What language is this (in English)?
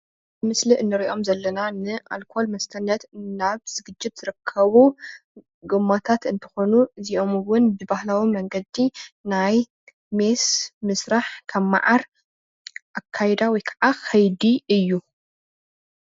Tigrinya